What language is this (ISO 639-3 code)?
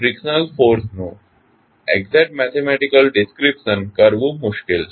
guj